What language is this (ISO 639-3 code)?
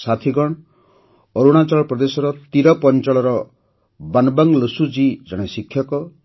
ori